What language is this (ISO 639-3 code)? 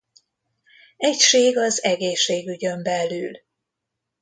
hun